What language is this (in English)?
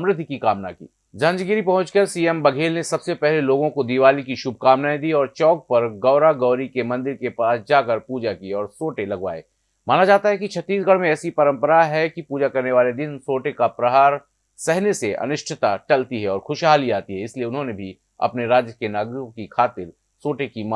Hindi